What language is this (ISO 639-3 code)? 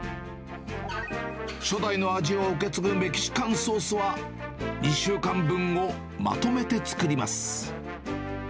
jpn